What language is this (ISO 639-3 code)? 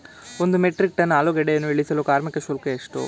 kan